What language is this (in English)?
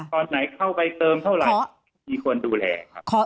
Thai